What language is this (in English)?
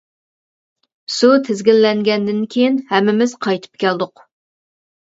Uyghur